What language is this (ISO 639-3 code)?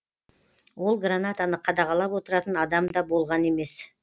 kaz